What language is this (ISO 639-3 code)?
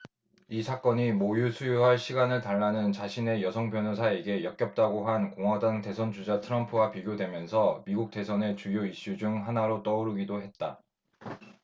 kor